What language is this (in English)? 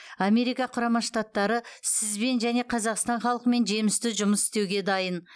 Kazakh